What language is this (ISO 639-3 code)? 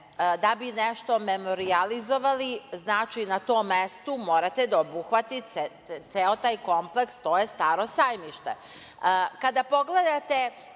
srp